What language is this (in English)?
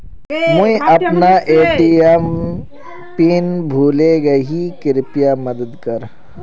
Magahi